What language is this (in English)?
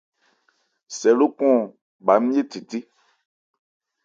Ebrié